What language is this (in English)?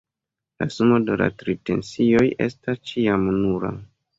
Esperanto